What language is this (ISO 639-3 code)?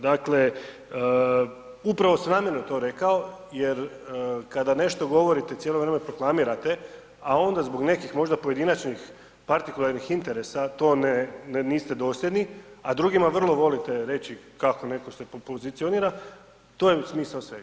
hrv